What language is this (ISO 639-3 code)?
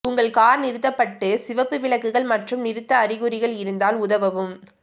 tam